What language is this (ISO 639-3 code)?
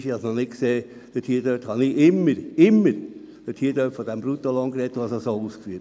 gsw